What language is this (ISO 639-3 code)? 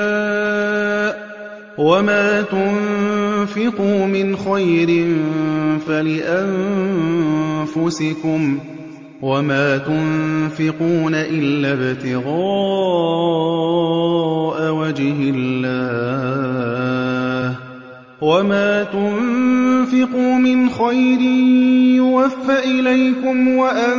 ara